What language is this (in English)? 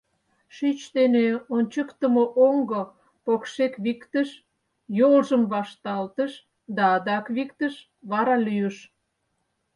Mari